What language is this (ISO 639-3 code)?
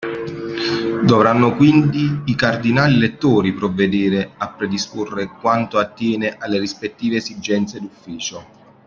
ita